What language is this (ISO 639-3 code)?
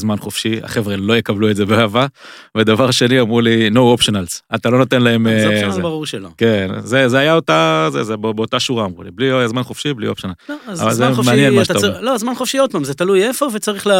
heb